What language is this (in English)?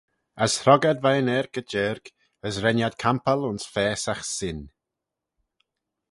Manx